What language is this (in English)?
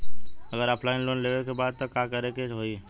Bhojpuri